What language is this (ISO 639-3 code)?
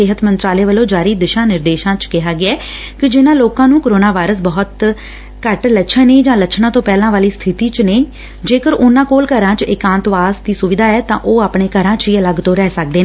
pan